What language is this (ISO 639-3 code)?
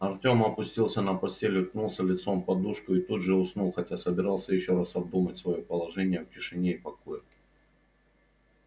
rus